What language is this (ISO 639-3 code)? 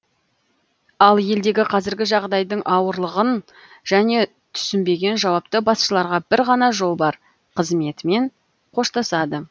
kaz